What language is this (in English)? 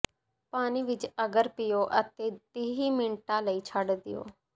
Punjabi